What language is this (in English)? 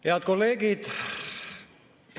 Estonian